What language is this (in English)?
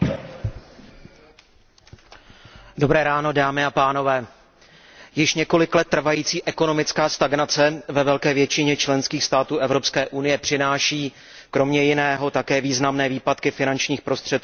Czech